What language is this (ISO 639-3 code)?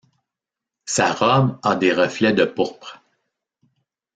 fra